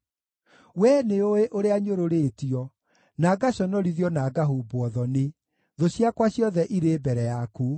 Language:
Kikuyu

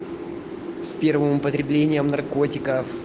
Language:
Russian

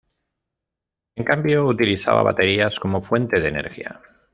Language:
Spanish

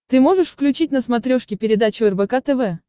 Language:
Russian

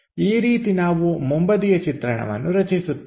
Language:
Kannada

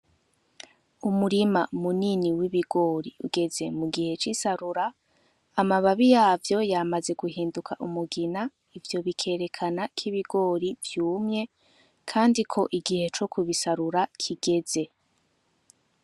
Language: Rundi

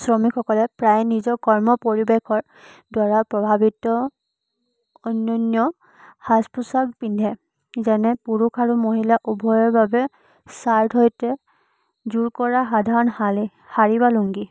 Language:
Assamese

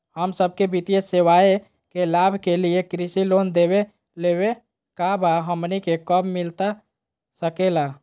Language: Magahi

